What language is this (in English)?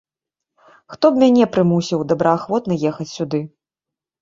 Belarusian